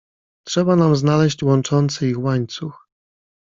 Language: Polish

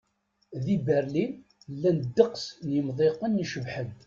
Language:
Kabyle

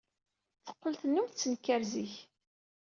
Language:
Kabyle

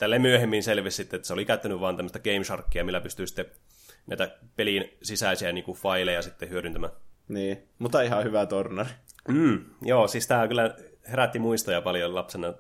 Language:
Finnish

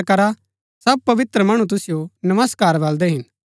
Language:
Gaddi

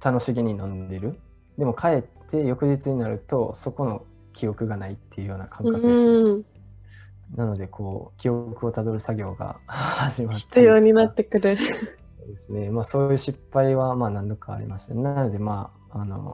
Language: Japanese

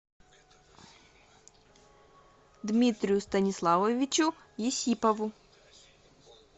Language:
Russian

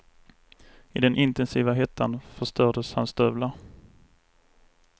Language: Swedish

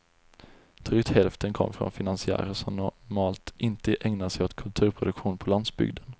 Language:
Swedish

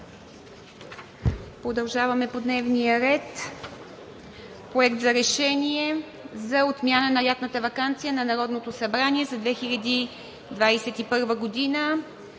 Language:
Bulgarian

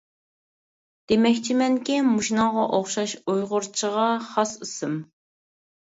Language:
Uyghur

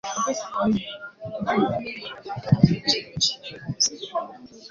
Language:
Igbo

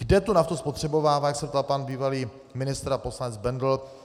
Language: Czech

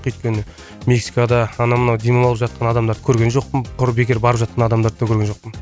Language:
Kazakh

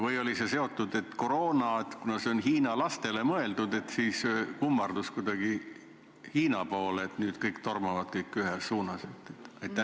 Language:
Estonian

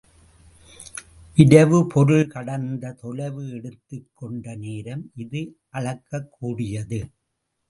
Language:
Tamil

